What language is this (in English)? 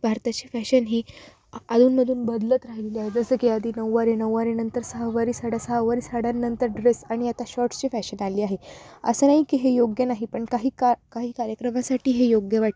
Marathi